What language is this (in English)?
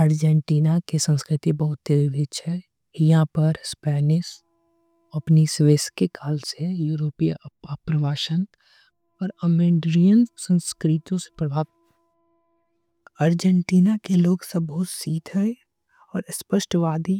Angika